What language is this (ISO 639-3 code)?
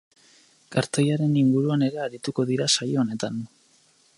eus